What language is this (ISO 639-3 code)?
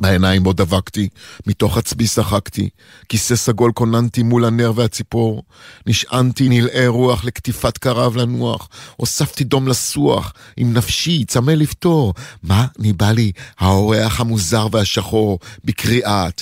heb